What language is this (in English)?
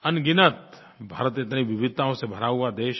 Hindi